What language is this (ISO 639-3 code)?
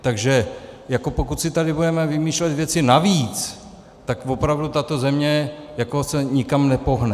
ces